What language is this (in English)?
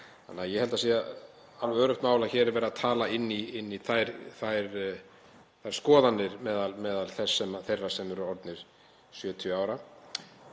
Icelandic